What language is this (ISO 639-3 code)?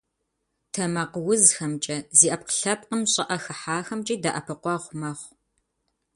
kbd